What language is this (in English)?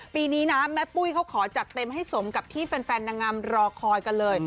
Thai